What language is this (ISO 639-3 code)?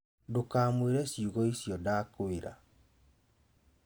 kik